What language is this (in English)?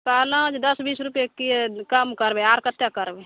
Maithili